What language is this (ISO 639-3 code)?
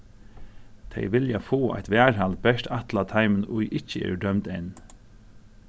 fao